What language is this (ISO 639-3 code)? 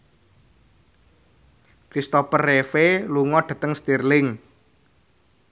jav